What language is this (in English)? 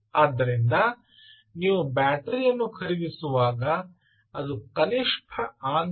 Kannada